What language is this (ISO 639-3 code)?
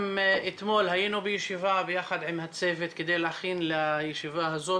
heb